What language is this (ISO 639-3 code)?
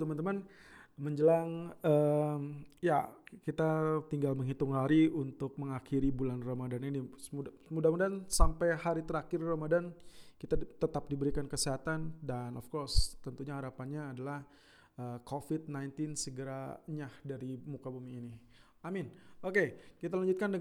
ind